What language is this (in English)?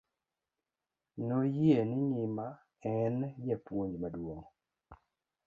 Luo (Kenya and Tanzania)